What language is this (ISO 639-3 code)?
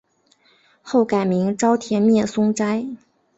zho